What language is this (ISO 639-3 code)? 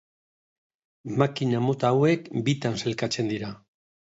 eus